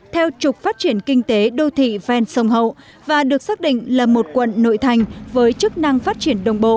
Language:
Vietnamese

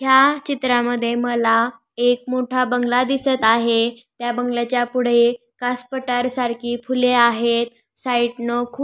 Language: Marathi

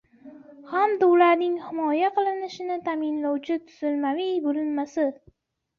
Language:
Uzbek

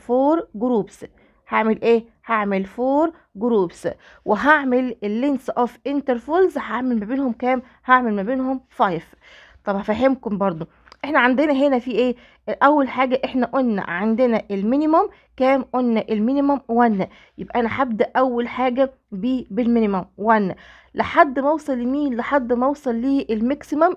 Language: Arabic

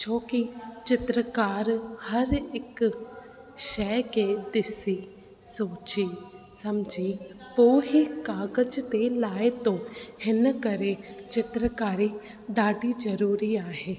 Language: Sindhi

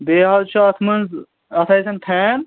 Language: Kashmiri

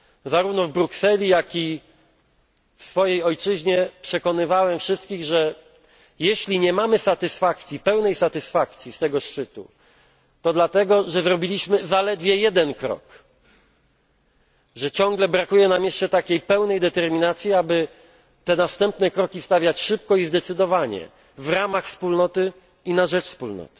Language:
Polish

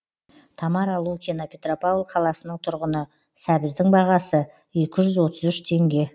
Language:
Kazakh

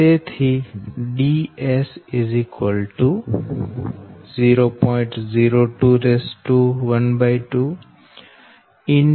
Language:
Gujarati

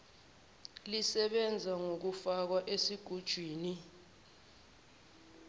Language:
Zulu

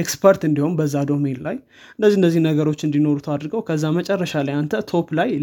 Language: Amharic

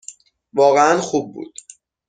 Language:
Persian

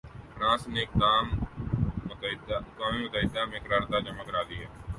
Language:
Urdu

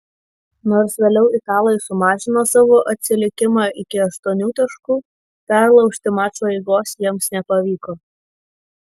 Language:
Lithuanian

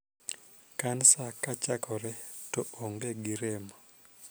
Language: Luo (Kenya and Tanzania)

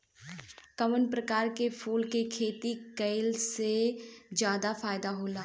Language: Bhojpuri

